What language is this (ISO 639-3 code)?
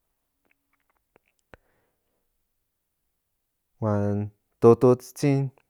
nhn